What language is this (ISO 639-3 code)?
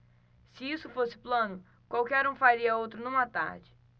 por